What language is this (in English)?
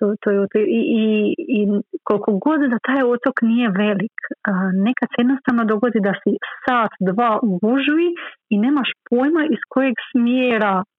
Croatian